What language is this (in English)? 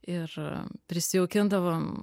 Lithuanian